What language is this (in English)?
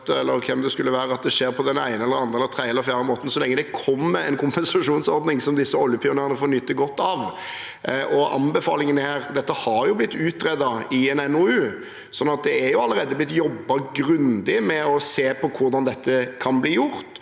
Norwegian